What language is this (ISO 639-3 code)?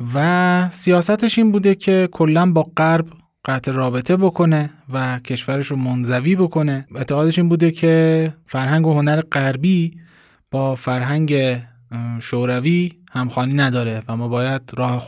fas